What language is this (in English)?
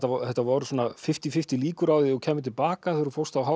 Icelandic